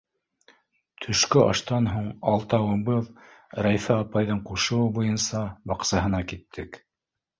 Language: Bashkir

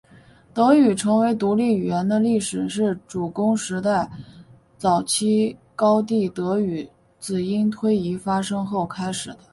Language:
Chinese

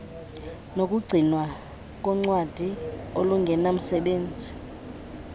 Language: Xhosa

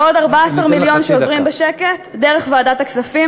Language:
Hebrew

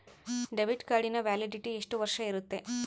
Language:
Kannada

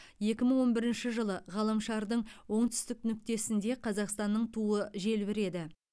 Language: Kazakh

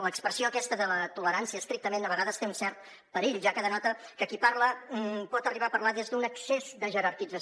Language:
Catalan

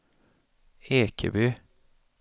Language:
Swedish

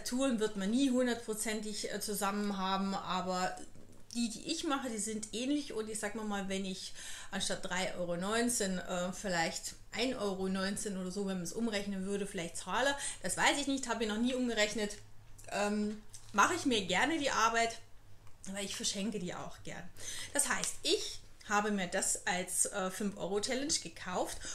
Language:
German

